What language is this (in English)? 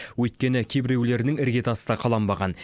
Kazakh